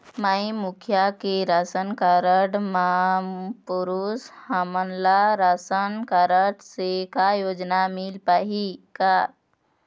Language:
Chhattisgarhi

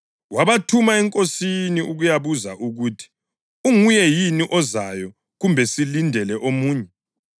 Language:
North Ndebele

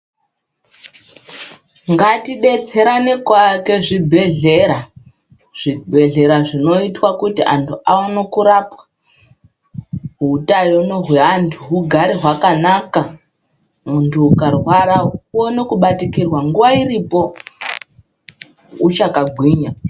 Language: Ndau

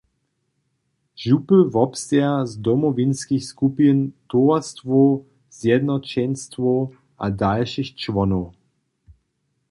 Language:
Upper Sorbian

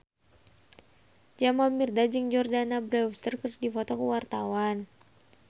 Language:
Sundanese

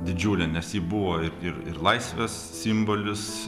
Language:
Lithuanian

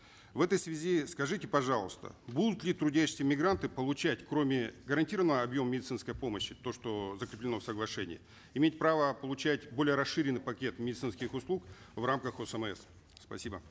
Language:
Kazakh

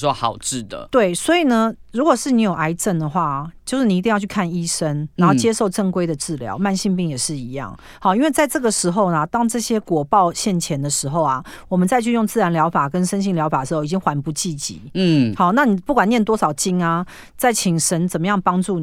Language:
Chinese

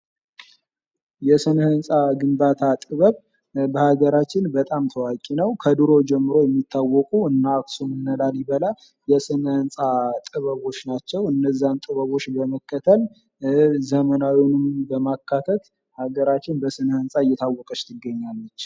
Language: Amharic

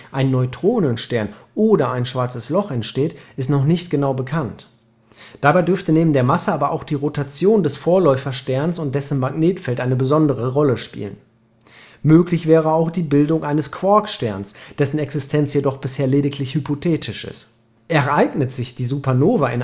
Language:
German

